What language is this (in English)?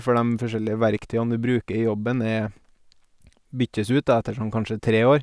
Norwegian